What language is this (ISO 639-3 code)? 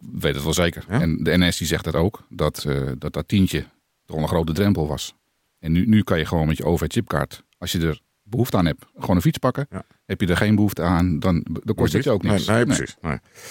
nld